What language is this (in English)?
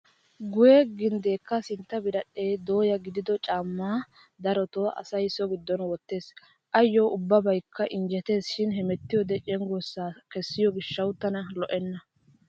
Wolaytta